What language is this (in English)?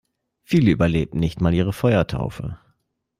German